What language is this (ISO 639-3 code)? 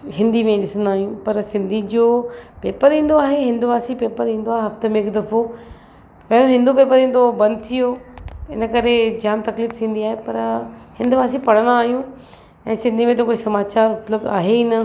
snd